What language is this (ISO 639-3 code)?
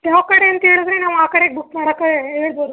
kan